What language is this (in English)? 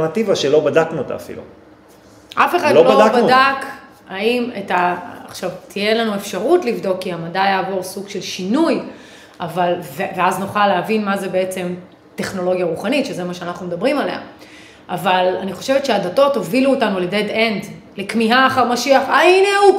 Hebrew